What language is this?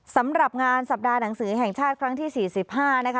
Thai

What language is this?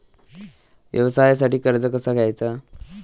Marathi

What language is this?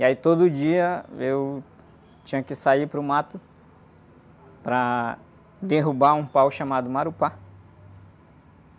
Portuguese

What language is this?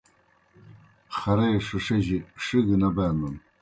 Kohistani Shina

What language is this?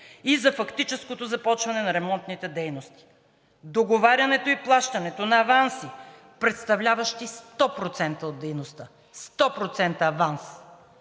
Bulgarian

